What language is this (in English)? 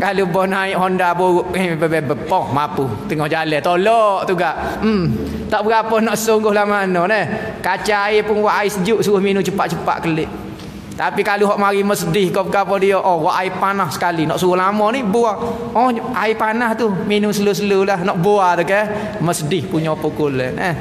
Malay